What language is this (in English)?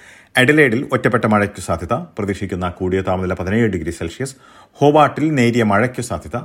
Malayalam